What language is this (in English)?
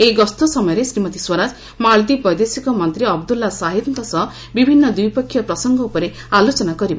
Odia